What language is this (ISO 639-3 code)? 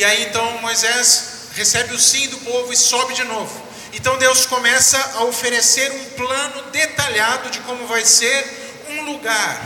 por